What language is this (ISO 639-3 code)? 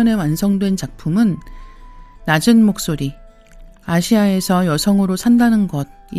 kor